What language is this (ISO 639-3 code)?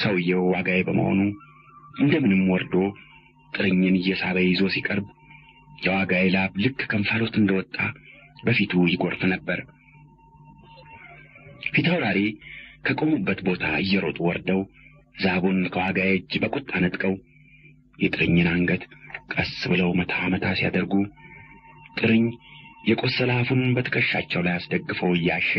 ara